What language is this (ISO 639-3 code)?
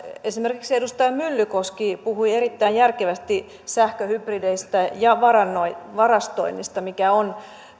fin